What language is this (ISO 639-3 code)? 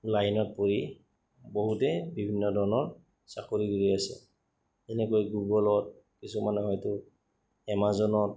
asm